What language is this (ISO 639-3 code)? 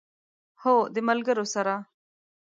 pus